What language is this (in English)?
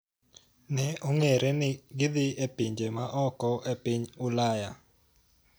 Luo (Kenya and Tanzania)